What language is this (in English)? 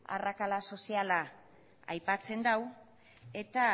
Basque